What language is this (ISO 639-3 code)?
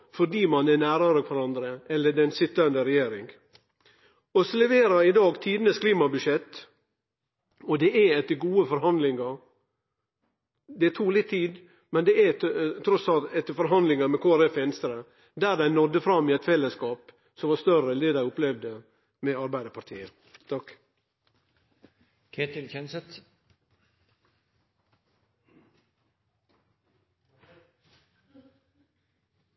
nno